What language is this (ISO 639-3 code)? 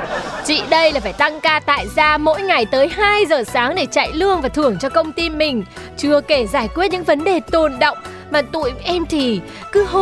vie